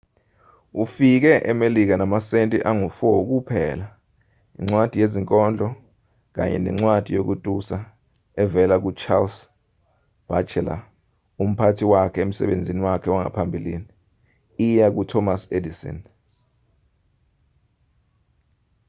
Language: Zulu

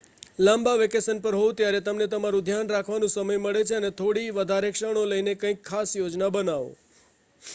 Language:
Gujarati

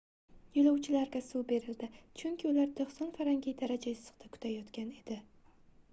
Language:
Uzbek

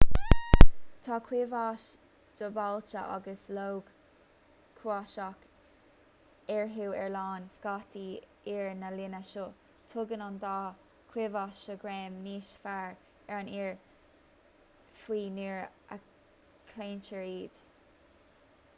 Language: Irish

